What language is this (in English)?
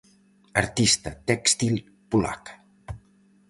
Galician